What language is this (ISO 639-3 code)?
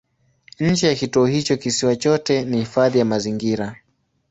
swa